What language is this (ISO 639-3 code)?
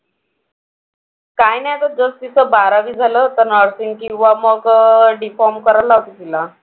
mar